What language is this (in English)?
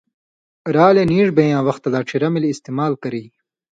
Indus Kohistani